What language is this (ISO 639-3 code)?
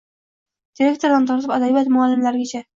uzb